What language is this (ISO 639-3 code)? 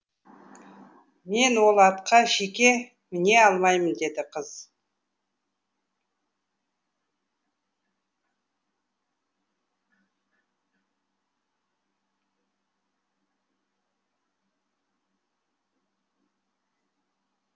kaz